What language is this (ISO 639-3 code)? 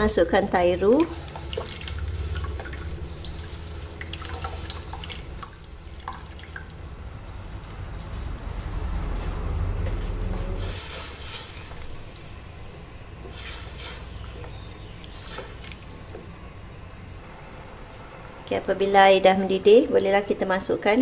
msa